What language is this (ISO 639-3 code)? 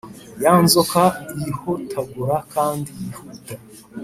kin